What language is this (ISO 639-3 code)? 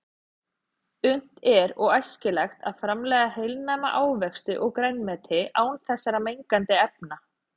isl